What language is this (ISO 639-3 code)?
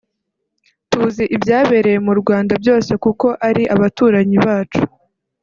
kin